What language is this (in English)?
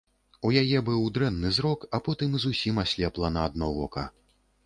Belarusian